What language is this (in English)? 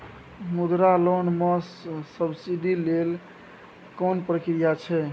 Maithili